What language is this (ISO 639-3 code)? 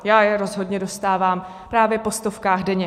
ces